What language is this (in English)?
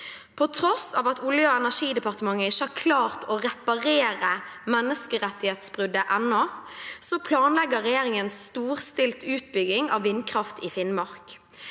Norwegian